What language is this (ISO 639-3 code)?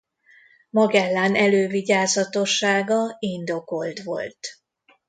hun